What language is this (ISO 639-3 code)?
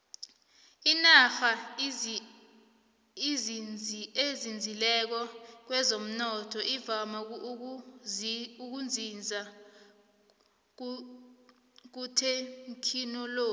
nbl